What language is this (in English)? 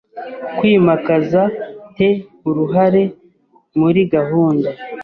Kinyarwanda